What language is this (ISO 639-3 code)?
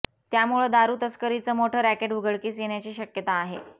mar